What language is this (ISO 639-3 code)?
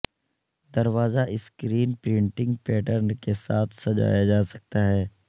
urd